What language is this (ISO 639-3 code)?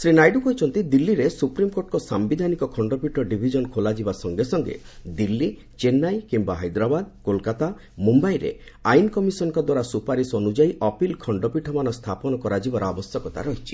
ori